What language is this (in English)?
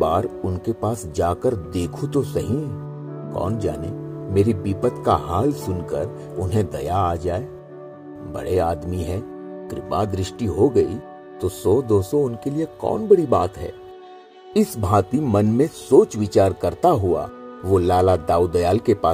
Hindi